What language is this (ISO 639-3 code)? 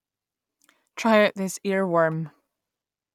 eng